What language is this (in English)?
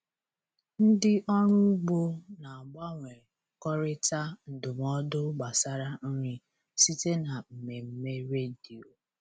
Igbo